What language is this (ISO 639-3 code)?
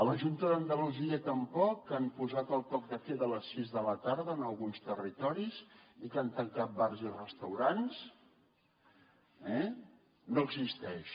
cat